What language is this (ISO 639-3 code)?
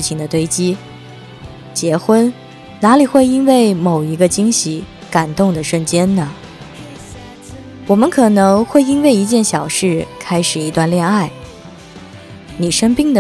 zho